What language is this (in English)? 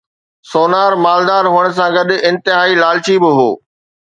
Sindhi